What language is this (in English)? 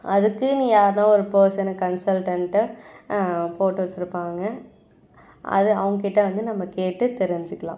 Tamil